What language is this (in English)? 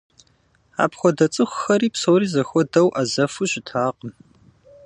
Kabardian